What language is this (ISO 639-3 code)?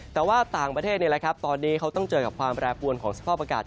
tha